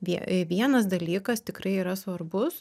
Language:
Lithuanian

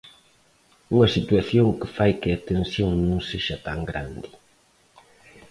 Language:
Galician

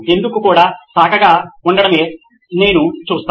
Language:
Telugu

